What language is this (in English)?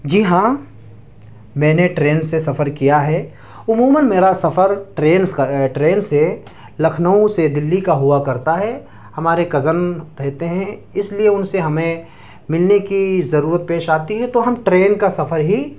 Urdu